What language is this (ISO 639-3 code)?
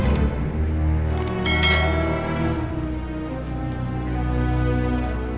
ind